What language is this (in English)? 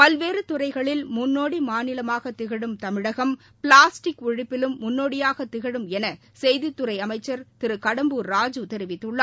Tamil